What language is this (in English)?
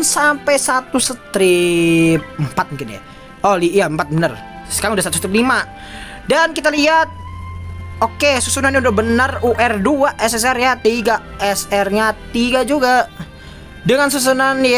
Indonesian